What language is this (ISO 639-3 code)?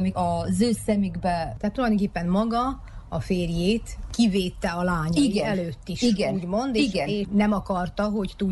hun